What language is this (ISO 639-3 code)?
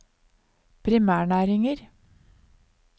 nor